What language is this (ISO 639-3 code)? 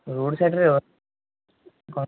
ori